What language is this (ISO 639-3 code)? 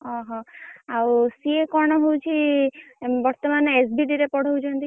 ori